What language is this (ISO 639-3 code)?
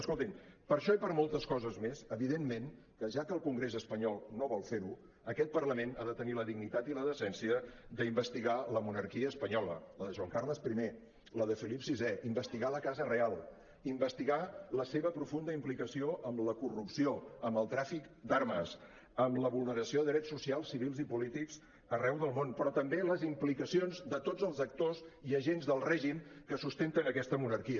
cat